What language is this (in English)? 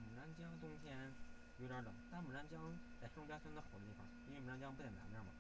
Chinese